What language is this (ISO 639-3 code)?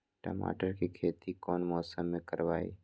mag